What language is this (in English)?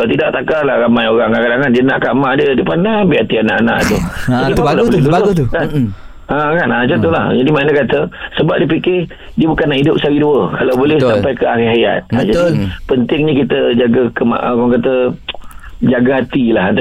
Malay